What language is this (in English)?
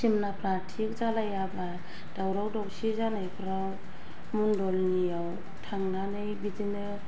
Bodo